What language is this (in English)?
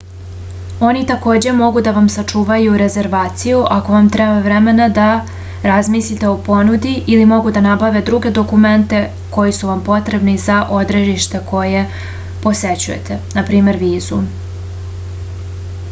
Serbian